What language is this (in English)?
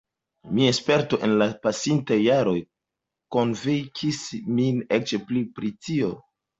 Esperanto